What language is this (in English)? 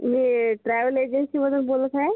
Marathi